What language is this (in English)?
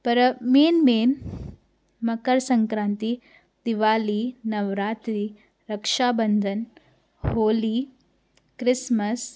Sindhi